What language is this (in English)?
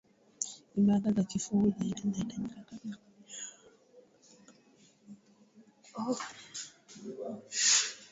Swahili